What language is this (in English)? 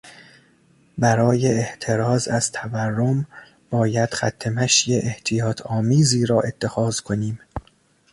Persian